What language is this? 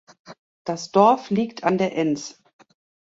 German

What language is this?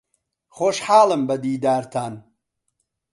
Central Kurdish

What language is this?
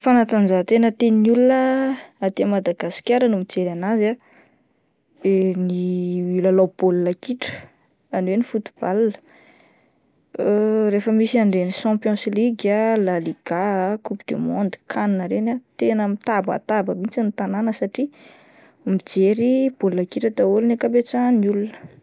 Malagasy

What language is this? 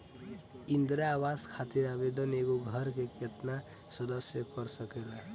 Bhojpuri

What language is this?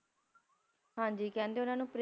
Punjabi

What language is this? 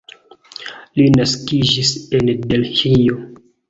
Esperanto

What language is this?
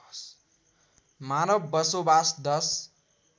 Nepali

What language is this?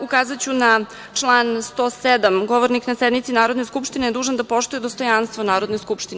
Serbian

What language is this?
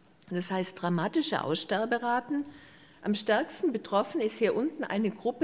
German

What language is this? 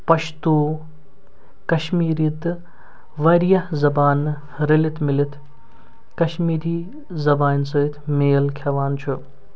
Kashmiri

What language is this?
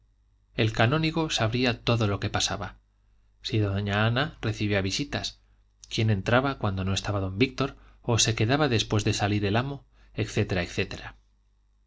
Spanish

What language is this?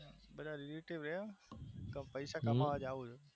Gujarati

